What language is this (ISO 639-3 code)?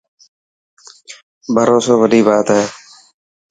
mki